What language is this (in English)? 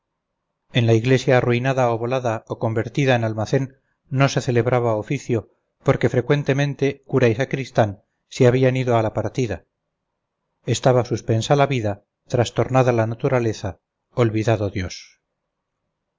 Spanish